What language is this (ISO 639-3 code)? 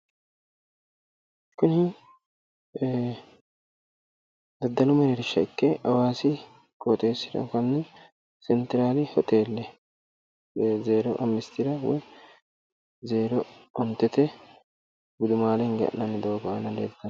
sid